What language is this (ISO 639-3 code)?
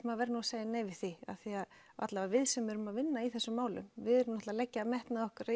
isl